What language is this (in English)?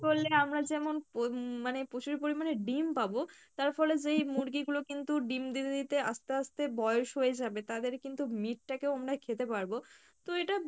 Bangla